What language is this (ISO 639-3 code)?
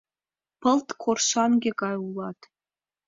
chm